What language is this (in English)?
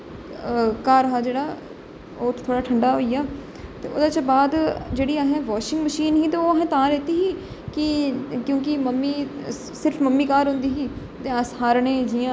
Dogri